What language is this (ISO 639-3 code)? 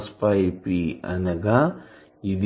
tel